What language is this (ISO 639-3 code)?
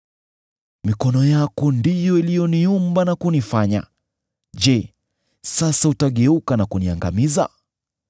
swa